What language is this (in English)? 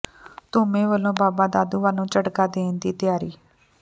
Punjabi